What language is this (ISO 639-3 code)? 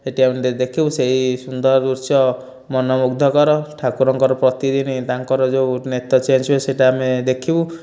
ori